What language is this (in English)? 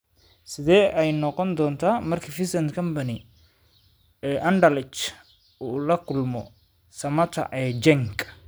Somali